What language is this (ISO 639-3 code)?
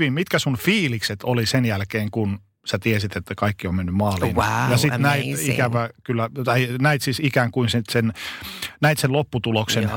fin